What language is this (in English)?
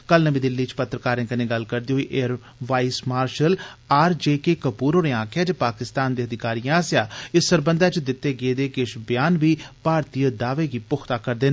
Dogri